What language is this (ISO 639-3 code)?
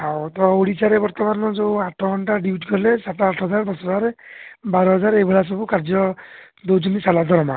ori